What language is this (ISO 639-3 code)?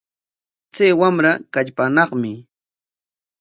qwa